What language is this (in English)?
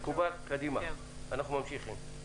Hebrew